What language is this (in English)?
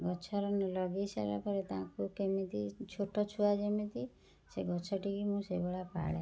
Odia